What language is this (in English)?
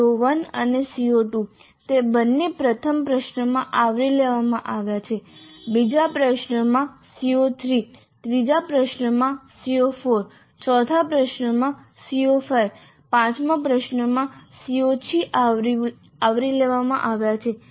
Gujarati